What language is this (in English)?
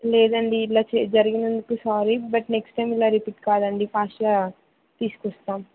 Telugu